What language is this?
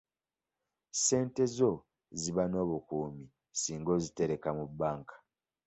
Ganda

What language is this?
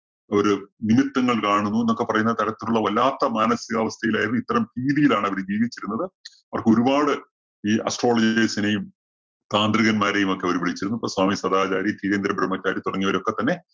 Malayalam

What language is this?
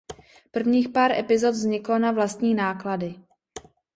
Czech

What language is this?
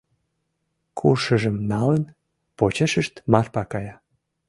Mari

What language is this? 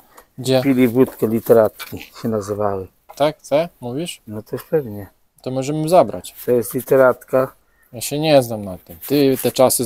Polish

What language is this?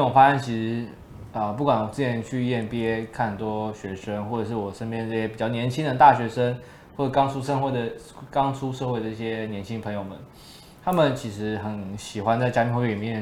Chinese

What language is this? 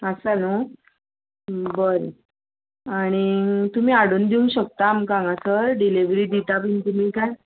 Konkani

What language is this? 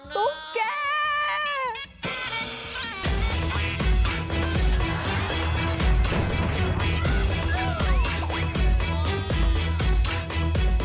Thai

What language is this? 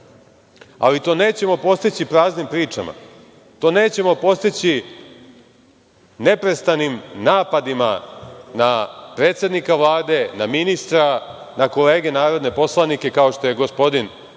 Serbian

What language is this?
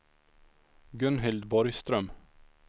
Swedish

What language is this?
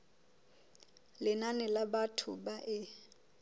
Southern Sotho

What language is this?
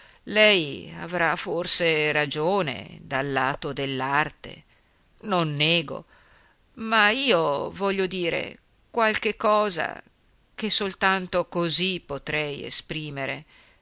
Italian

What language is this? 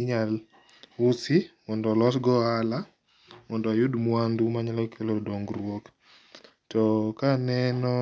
Luo (Kenya and Tanzania)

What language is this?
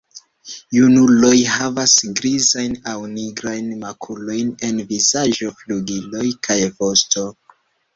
Esperanto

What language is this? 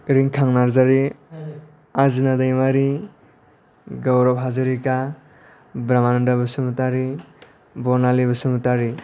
Bodo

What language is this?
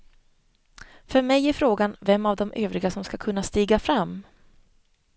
Swedish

